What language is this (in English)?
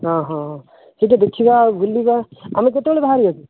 Odia